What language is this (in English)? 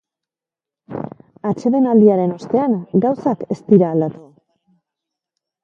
Basque